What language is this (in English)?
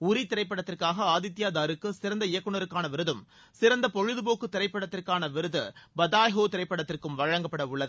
Tamil